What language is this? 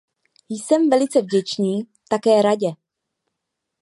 Czech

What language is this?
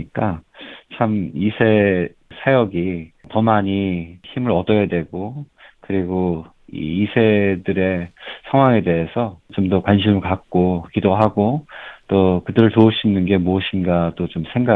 Korean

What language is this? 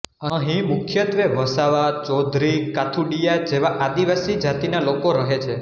Gujarati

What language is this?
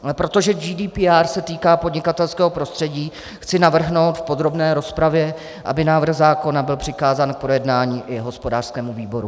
Czech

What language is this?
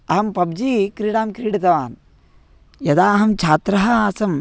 Sanskrit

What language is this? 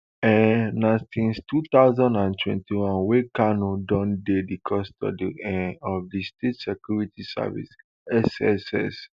Nigerian Pidgin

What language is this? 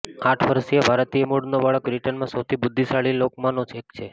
Gujarati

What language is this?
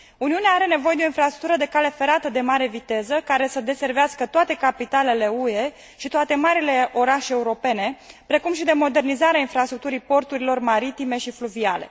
Romanian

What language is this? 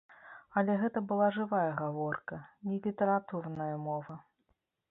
Belarusian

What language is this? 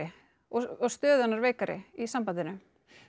Icelandic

